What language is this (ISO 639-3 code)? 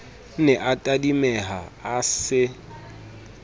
sot